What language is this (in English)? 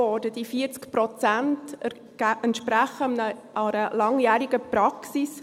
Swiss German